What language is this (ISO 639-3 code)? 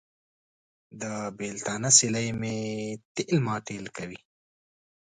pus